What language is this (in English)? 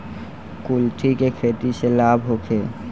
Bhojpuri